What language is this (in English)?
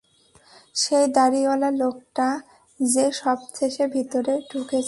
Bangla